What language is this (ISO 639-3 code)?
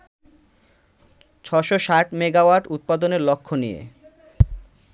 ben